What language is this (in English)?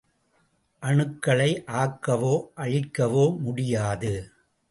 Tamil